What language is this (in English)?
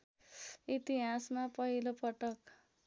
Nepali